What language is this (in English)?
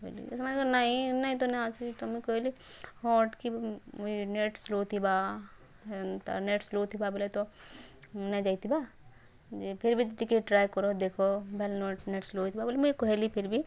Odia